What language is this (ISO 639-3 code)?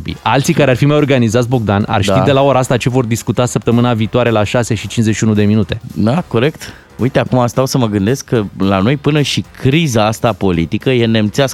ron